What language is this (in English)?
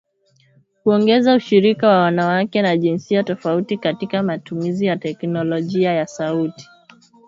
Swahili